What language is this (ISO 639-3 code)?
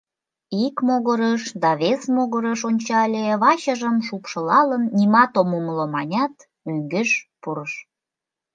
chm